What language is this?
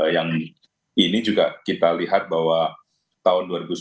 Indonesian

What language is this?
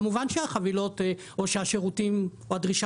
Hebrew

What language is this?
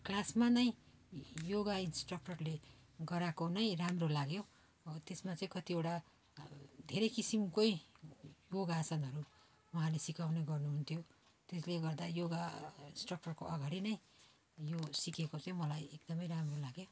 Nepali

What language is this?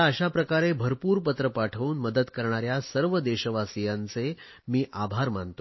Marathi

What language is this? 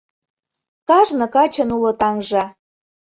Mari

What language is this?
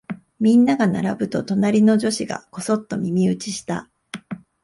Japanese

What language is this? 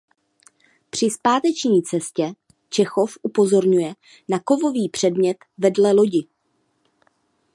Czech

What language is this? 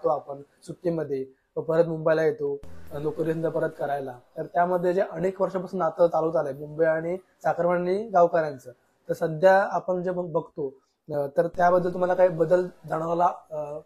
Marathi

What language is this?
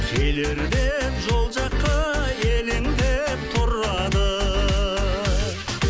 Kazakh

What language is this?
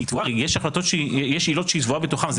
Hebrew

